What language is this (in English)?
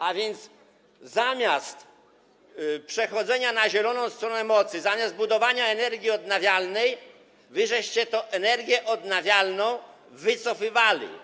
Polish